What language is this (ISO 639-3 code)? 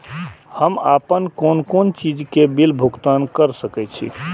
mai